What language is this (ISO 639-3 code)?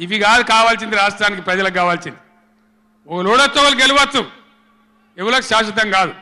tel